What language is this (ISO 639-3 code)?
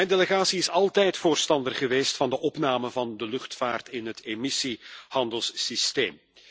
nld